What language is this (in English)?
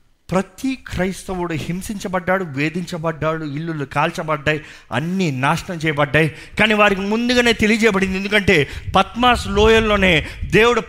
Telugu